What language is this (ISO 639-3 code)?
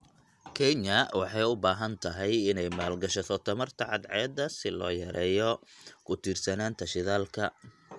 som